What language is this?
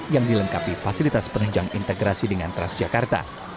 Indonesian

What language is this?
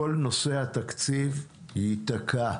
Hebrew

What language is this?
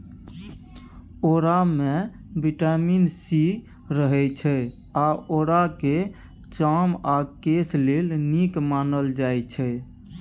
Maithili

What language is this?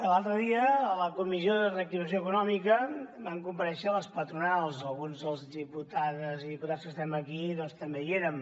Catalan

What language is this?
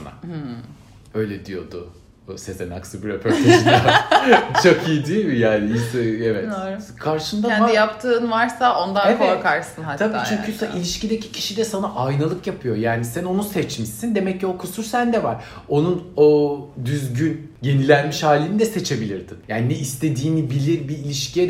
Turkish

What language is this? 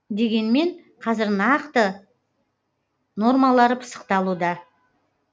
Kazakh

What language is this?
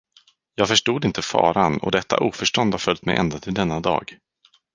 Swedish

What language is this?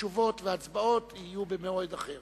Hebrew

